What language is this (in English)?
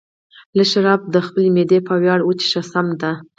Pashto